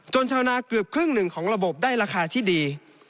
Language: Thai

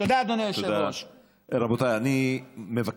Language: Hebrew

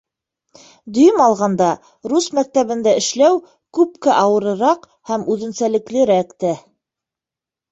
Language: Bashkir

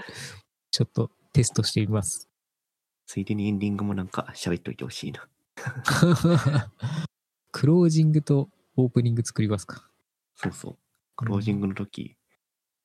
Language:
Japanese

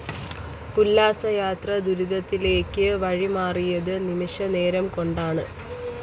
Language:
Malayalam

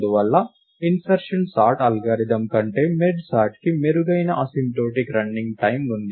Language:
Telugu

